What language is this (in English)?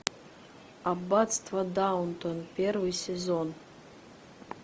Russian